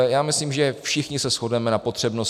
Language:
Czech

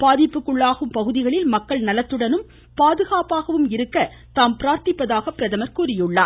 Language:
Tamil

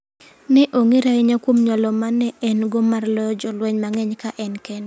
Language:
Luo (Kenya and Tanzania)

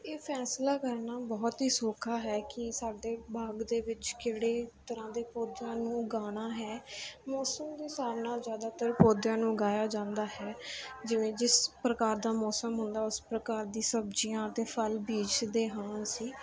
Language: Punjabi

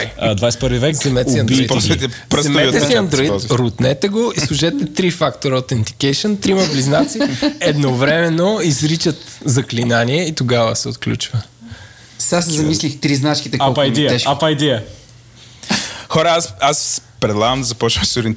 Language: Bulgarian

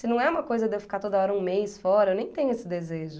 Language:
Portuguese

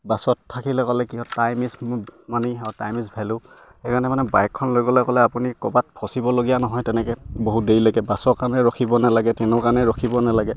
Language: Assamese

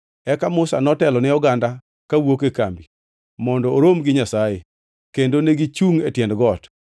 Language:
Luo (Kenya and Tanzania)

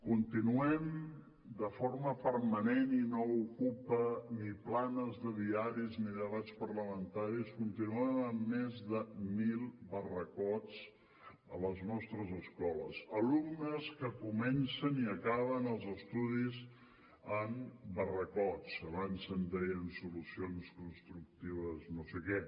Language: Catalan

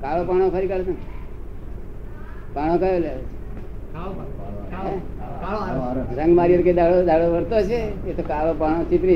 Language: Gujarati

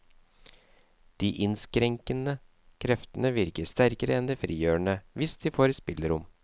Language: Norwegian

